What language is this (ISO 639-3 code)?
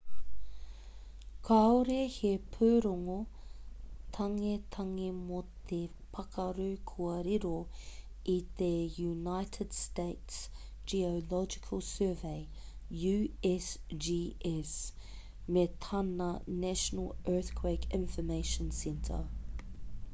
mri